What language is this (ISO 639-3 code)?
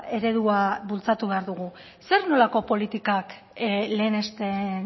eus